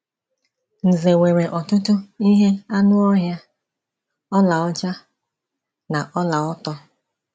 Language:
Igbo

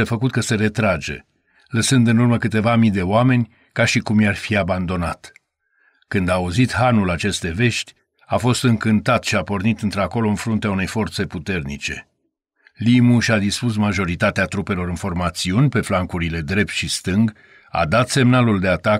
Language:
Romanian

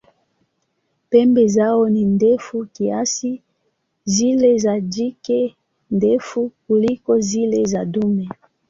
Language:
Swahili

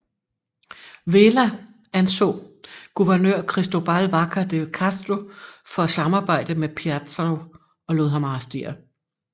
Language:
Danish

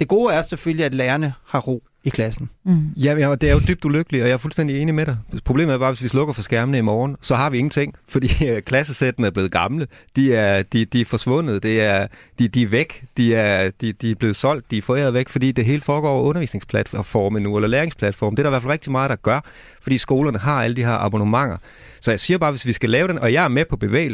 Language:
Danish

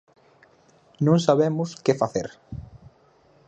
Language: Galician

